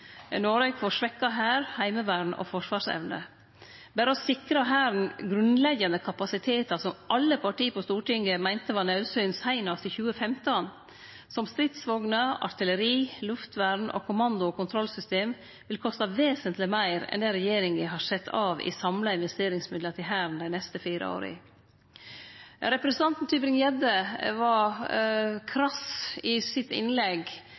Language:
Norwegian Nynorsk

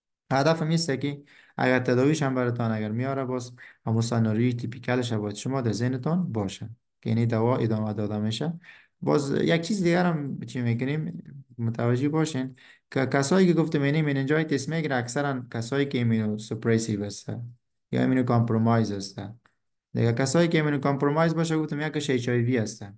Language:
Persian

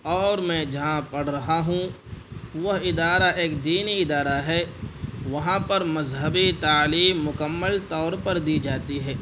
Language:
Urdu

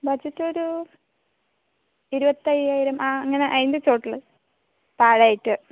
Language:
Malayalam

